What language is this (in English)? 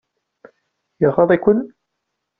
Kabyle